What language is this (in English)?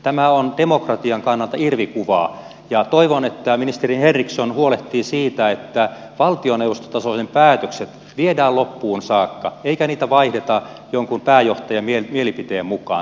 Finnish